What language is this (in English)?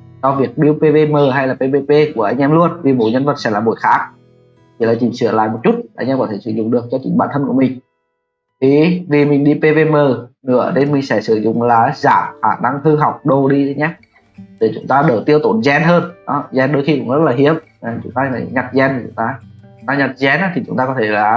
Vietnamese